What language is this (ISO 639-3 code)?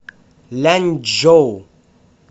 rus